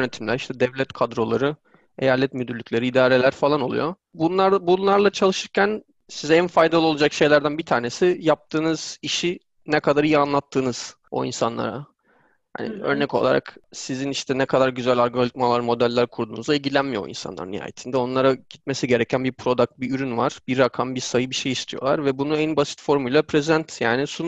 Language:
Turkish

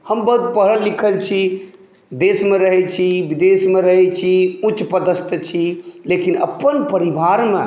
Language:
Maithili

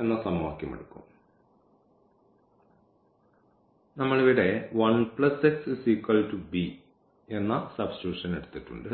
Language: Malayalam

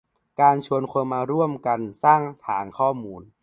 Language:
Thai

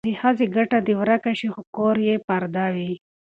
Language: Pashto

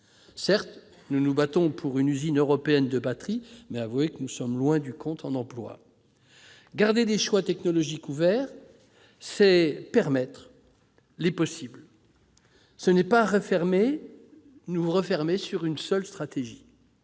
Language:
French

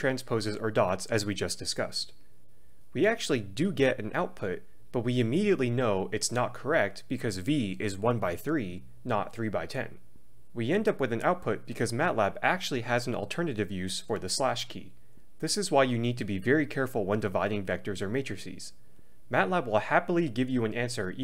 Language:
English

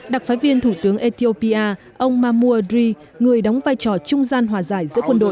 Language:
Vietnamese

